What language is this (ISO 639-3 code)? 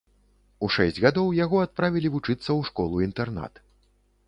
bel